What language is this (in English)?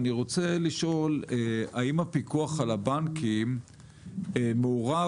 Hebrew